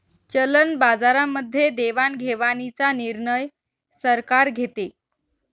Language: Marathi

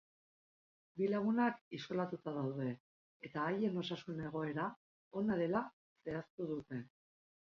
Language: Basque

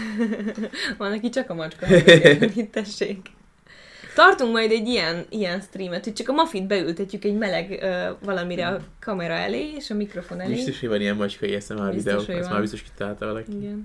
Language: Hungarian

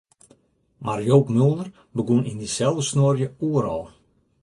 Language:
Western Frisian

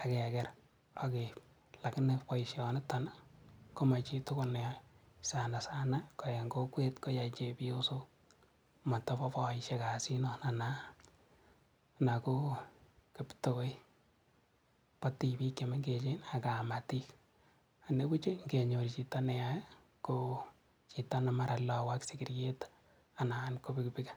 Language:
Kalenjin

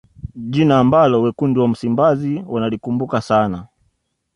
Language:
Swahili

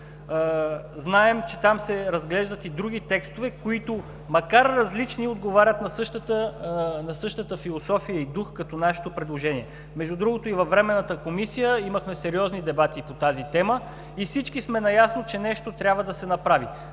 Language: Bulgarian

